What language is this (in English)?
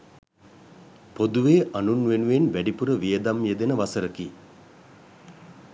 Sinhala